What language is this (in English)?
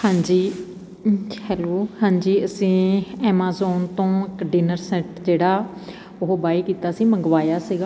Punjabi